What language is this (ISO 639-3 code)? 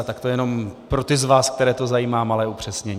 ces